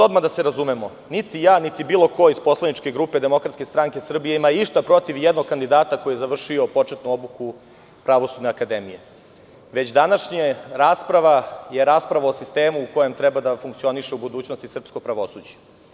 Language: Serbian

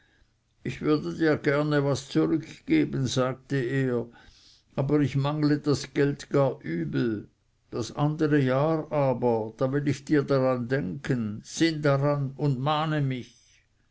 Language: German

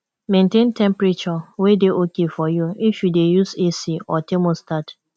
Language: Nigerian Pidgin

